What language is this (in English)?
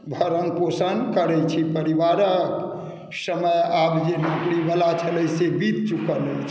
Maithili